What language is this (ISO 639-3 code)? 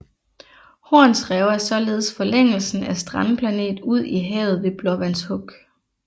dan